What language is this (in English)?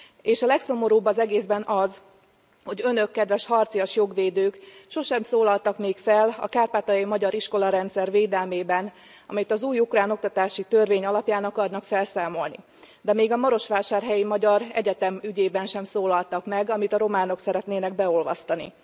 Hungarian